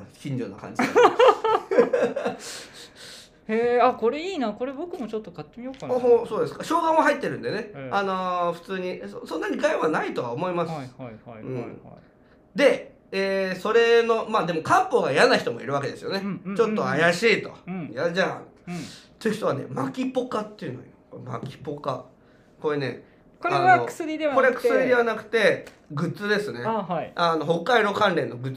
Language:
Japanese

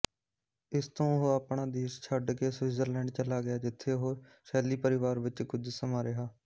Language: Punjabi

